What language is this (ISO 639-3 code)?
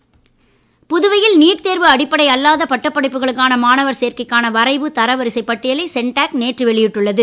tam